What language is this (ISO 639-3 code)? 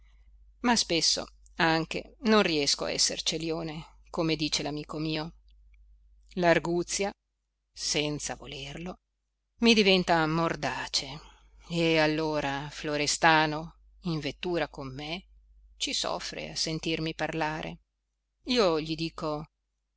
ita